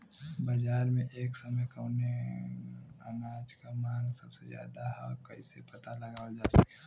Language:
Bhojpuri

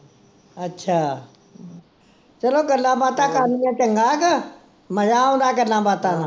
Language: Punjabi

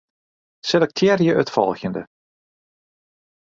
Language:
Western Frisian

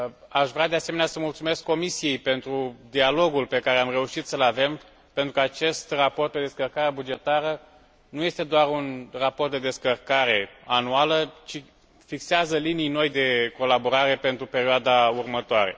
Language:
Romanian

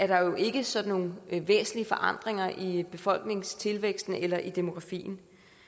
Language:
Danish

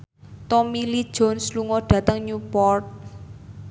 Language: Javanese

